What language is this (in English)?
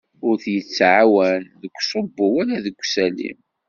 Kabyle